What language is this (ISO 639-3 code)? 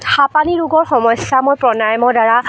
asm